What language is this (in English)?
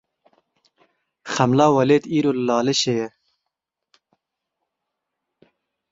Kurdish